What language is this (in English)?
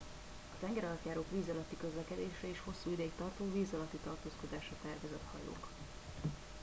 Hungarian